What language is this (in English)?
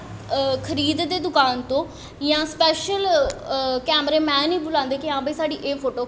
Dogri